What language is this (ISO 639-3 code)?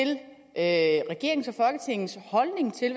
dan